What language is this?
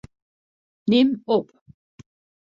Western Frisian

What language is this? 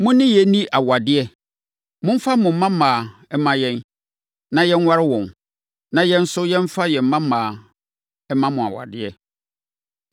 Akan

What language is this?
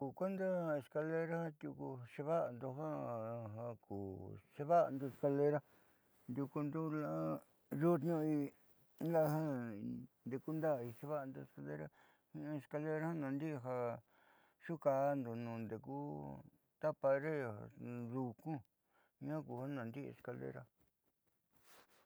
Southeastern Nochixtlán Mixtec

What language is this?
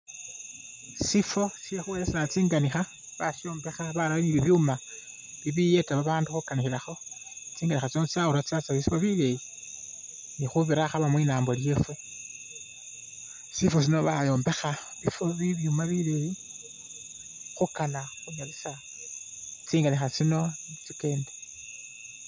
Masaaba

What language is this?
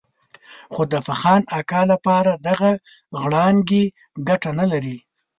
Pashto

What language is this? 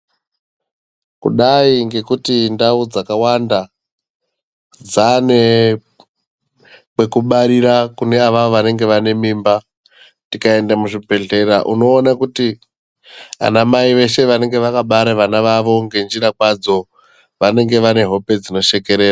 Ndau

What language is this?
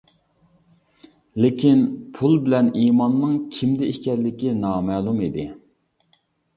Uyghur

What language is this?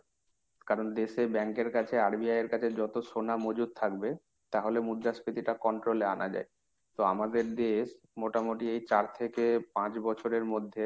Bangla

